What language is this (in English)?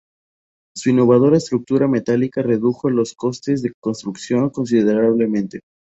Spanish